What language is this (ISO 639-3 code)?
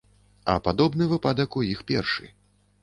bel